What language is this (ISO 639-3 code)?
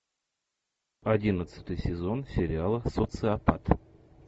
rus